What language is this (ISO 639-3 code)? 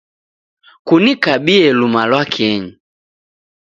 dav